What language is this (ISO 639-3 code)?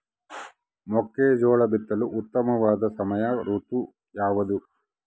kan